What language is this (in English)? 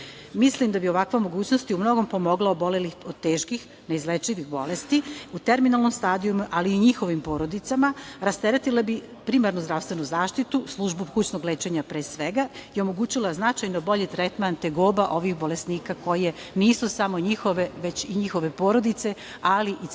Serbian